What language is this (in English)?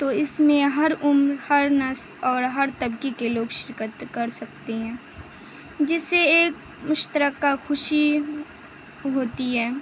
Urdu